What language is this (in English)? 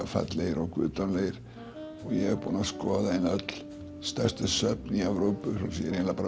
Icelandic